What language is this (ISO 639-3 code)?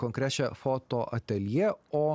lit